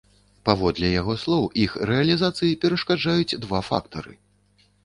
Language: Belarusian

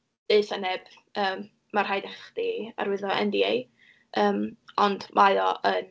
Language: Welsh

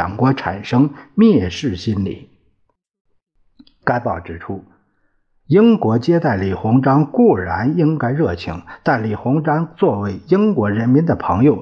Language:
Chinese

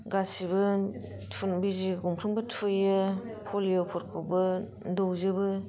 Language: Bodo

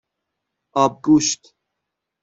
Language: Persian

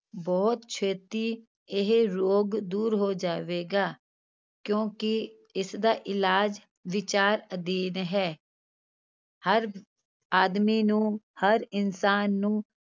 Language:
Punjabi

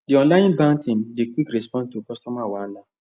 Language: Nigerian Pidgin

